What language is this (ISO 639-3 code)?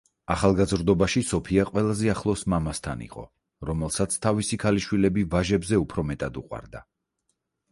kat